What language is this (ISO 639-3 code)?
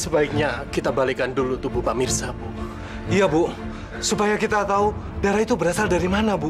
ind